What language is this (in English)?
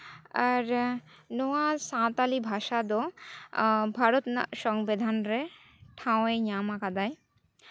Santali